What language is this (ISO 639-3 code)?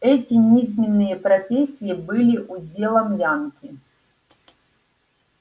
rus